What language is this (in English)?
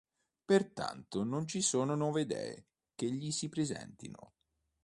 Italian